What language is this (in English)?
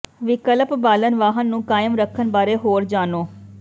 Punjabi